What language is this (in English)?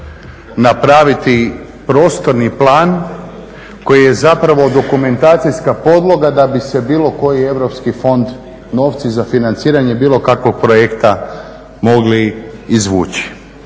Croatian